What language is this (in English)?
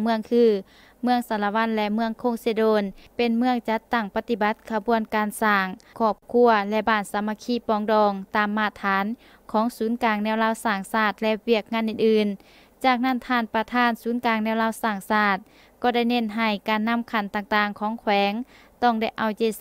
Thai